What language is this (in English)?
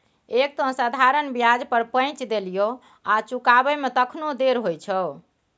Maithili